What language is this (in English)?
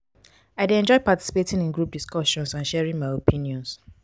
Nigerian Pidgin